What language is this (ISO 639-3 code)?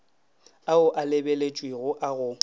nso